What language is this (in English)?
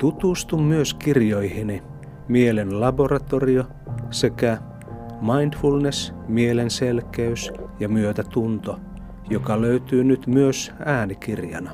Finnish